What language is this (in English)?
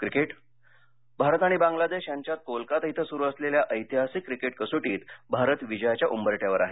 Marathi